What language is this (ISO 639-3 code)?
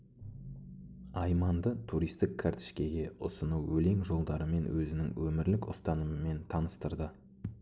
kaz